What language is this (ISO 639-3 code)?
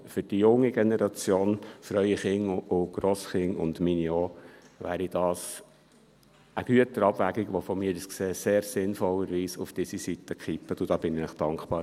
gsw